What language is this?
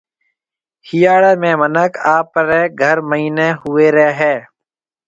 Marwari (Pakistan)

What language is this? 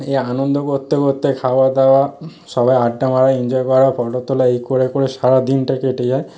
Bangla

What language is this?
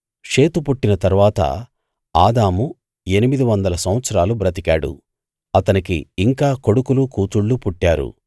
Telugu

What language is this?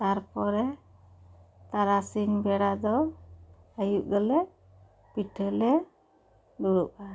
Santali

